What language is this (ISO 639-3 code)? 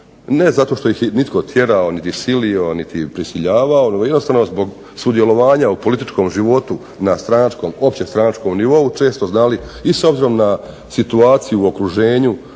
hrv